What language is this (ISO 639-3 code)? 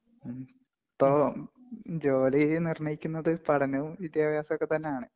mal